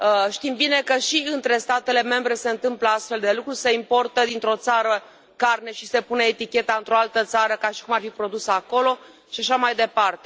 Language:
Romanian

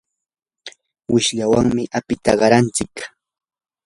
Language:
Yanahuanca Pasco Quechua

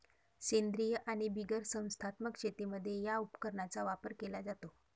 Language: Marathi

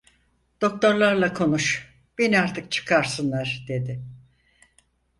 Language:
Turkish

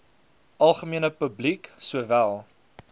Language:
Afrikaans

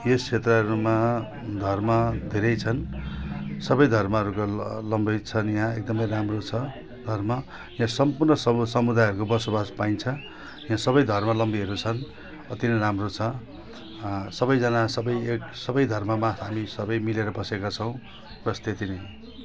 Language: Nepali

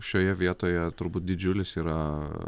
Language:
Lithuanian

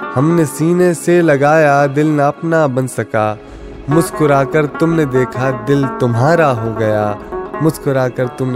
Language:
Urdu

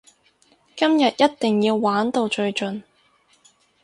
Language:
Cantonese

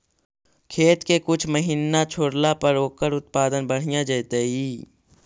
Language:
Magahi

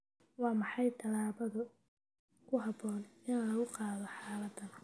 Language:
Somali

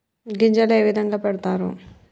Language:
Telugu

